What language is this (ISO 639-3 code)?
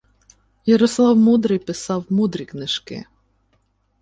ukr